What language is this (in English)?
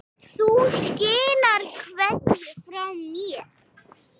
Icelandic